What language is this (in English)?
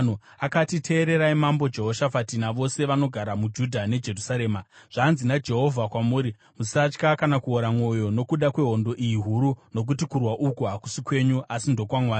Shona